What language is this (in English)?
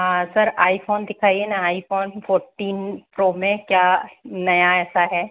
Hindi